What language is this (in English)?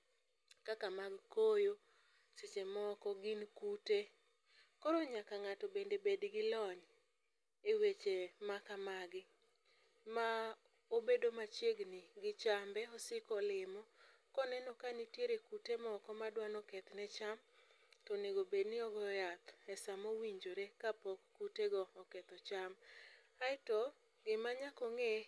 Luo (Kenya and Tanzania)